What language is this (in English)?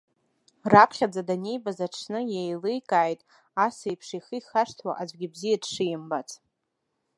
Abkhazian